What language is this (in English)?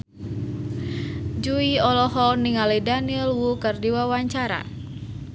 Sundanese